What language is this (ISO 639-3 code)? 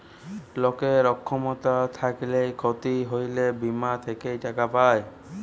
ben